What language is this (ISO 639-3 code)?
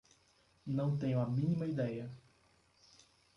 por